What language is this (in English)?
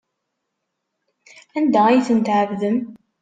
Kabyle